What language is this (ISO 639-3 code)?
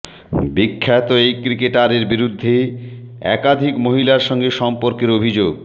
ben